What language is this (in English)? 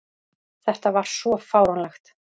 Icelandic